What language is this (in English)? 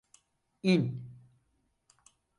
Turkish